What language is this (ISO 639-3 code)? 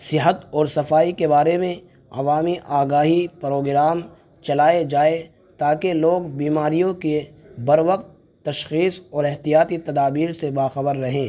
urd